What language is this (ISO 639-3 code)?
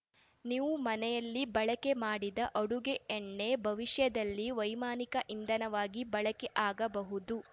kan